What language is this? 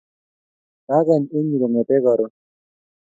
Kalenjin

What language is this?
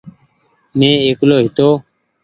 Goaria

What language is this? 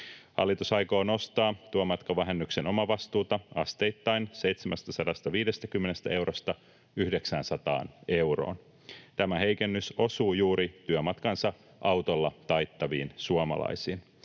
Finnish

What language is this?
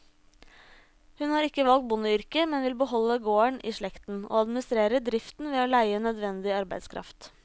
Norwegian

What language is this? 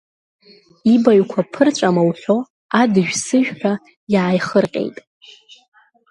Abkhazian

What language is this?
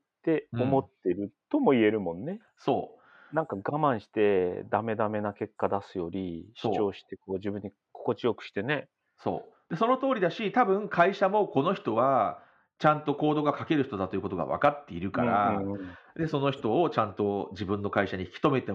Japanese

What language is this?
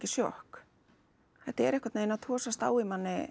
Icelandic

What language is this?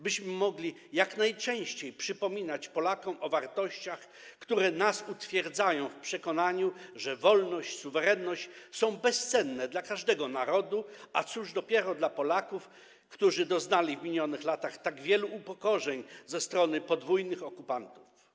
Polish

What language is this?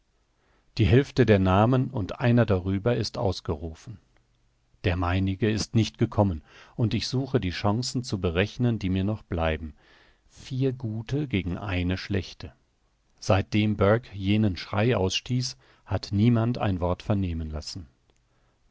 German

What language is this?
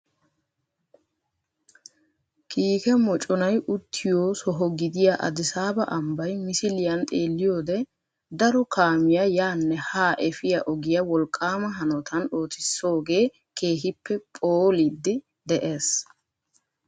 Wolaytta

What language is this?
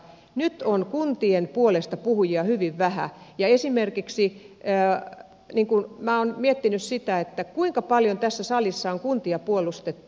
Finnish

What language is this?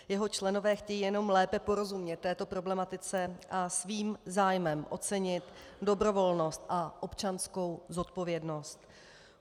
Czech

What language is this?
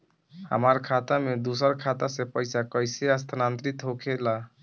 Bhojpuri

